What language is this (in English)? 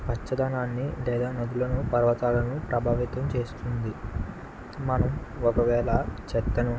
Telugu